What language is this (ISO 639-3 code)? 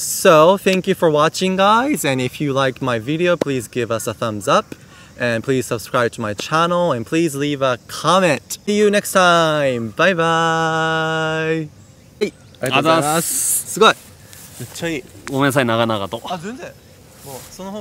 jpn